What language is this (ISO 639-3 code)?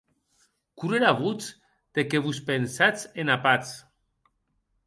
oci